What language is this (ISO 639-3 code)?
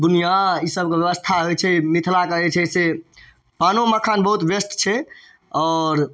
mai